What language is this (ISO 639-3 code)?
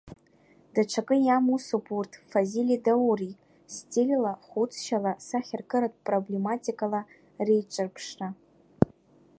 abk